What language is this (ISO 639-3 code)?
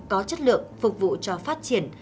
vie